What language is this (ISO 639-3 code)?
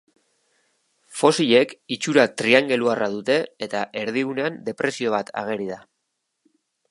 eus